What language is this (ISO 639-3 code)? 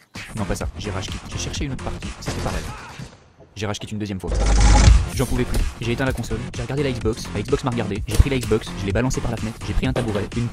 fra